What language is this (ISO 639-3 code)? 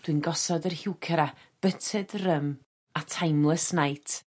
cym